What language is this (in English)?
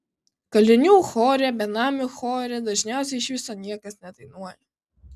Lithuanian